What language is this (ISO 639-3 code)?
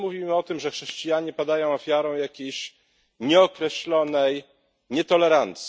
pol